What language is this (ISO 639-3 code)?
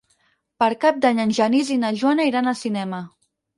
cat